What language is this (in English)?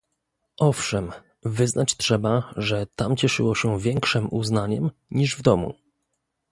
Polish